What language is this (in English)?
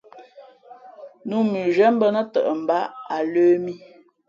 Fe'fe'